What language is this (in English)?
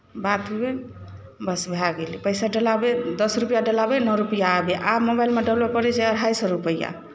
Maithili